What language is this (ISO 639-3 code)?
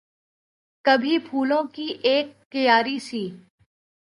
urd